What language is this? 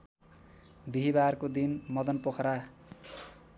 Nepali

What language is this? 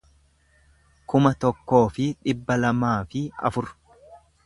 Oromo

